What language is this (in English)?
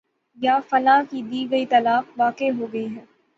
Urdu